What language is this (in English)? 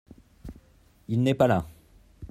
French